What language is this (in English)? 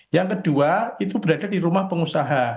Indonesian